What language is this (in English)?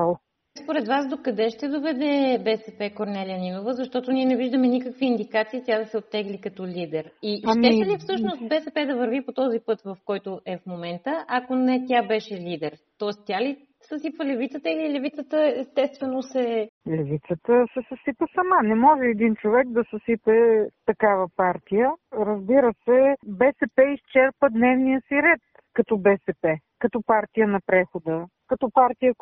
Bulgarian